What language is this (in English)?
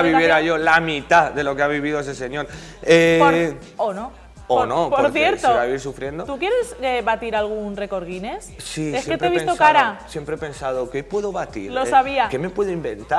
Spanish